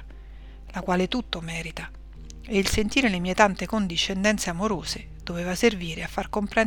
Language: Italian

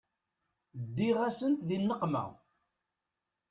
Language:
Kabyle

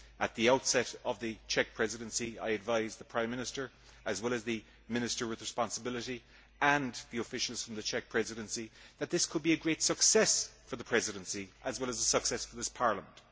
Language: English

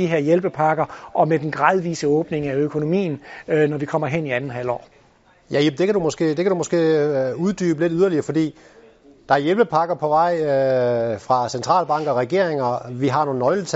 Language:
Danish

